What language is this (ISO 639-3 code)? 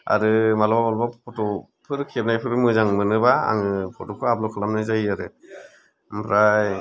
brx